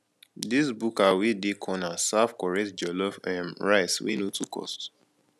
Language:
Nigerian Pidgin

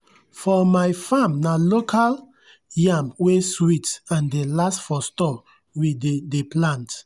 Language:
Nigerian Pidgin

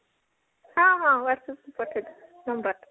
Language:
Odia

